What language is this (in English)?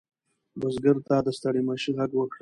Pashto